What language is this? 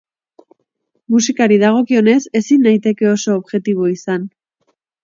Basque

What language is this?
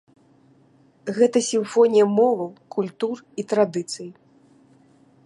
Belarusian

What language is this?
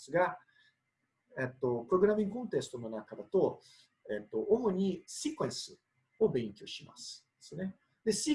Japanese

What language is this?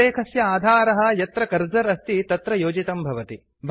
Sanskrit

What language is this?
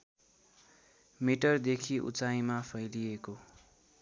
Nepali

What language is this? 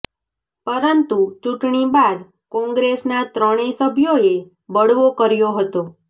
Gujarati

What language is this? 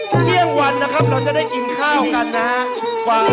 Thai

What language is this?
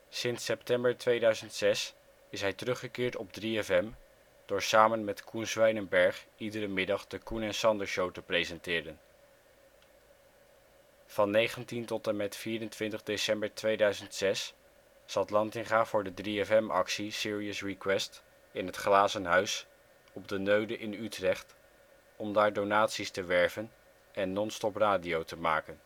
Dutch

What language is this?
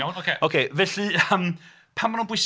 Welsh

